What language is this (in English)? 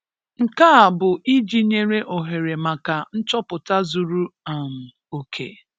Igbo